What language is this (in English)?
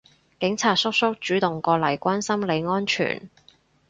Cantonese